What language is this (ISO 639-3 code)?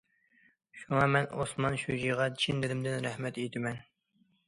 uig